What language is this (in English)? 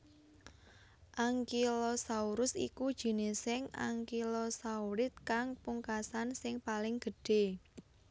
Javanese